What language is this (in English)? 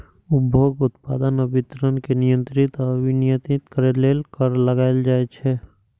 Maithili